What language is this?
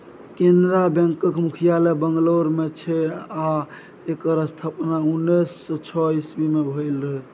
Maithili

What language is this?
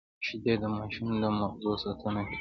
Pashto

